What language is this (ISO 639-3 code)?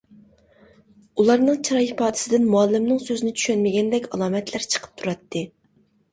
uig